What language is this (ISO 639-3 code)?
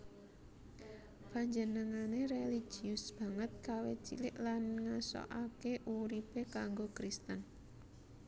jav